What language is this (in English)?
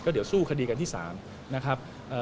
Thai